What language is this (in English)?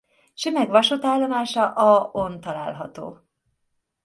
Hungarian